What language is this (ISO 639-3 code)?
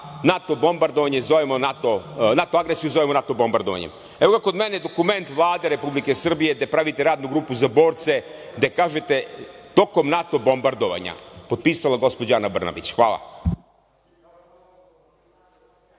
srp